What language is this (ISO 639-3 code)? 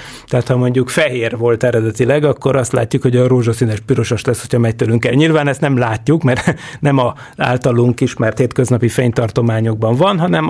hun